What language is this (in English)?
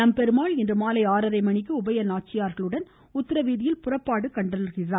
Tamil